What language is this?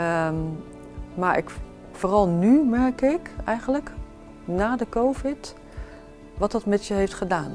Dutch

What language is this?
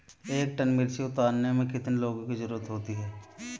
Hindi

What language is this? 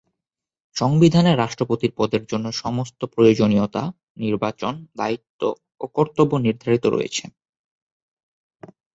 Bangla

